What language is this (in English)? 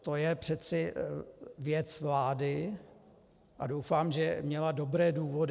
Czech